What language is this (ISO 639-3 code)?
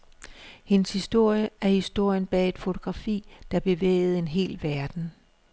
dan